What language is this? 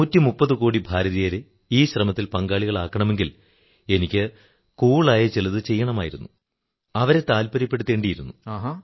Malayalam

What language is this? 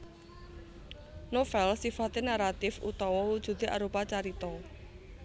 Javanese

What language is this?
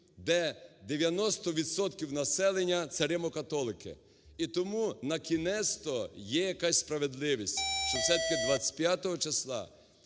Ukrainian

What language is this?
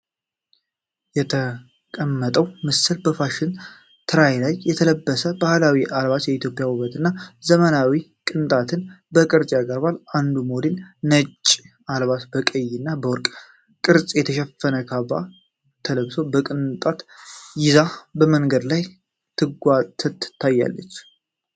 Amharic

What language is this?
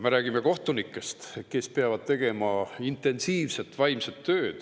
Estonian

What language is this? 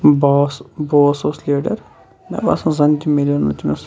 Kashmiri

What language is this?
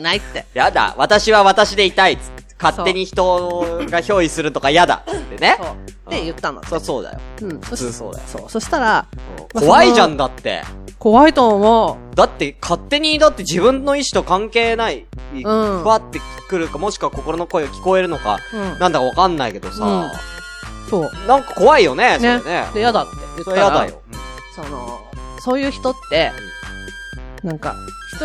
Japanese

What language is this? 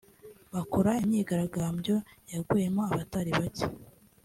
Kinyarwanda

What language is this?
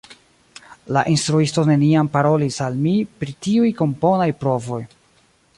Esperanto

